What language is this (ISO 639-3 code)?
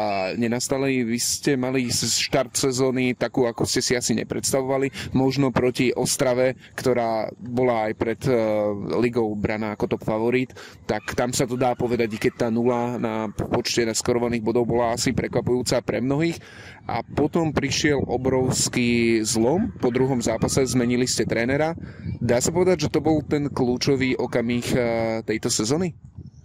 slk